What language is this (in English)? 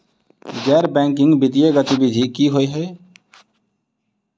Maithili